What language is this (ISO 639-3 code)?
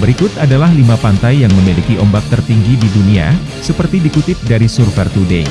ind